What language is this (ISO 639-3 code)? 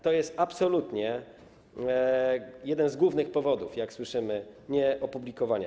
pol